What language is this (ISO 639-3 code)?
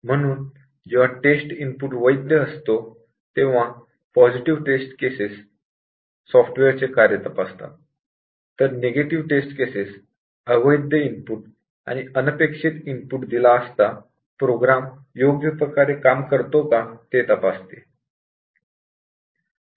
mar